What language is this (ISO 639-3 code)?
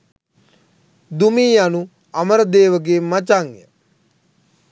sin